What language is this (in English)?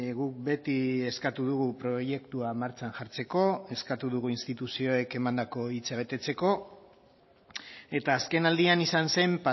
Basque